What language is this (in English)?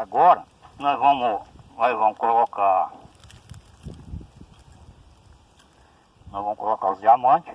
Portuguese